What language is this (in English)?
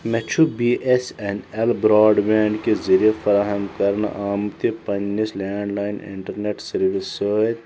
Kashmiri